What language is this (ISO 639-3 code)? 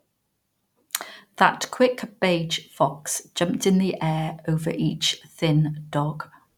eng